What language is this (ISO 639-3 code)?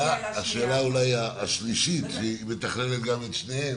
heb